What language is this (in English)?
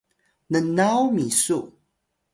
Atayal